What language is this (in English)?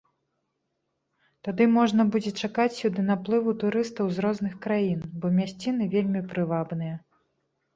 Belarusian